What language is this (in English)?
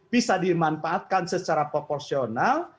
Indonesian